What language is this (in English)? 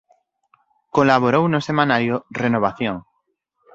Galician